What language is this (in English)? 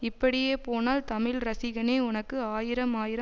Tamil